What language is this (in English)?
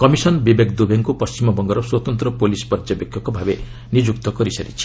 Odia